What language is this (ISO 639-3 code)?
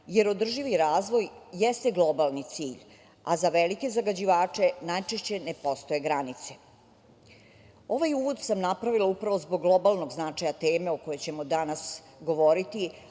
srp